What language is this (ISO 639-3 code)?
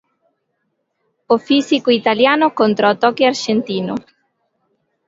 glg